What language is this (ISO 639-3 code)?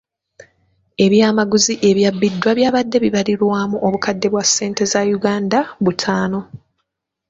lug